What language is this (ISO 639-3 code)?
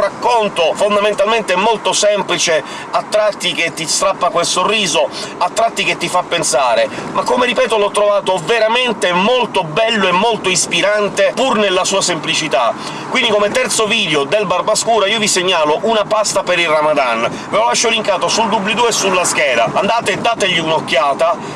ita